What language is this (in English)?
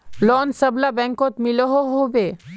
Magahi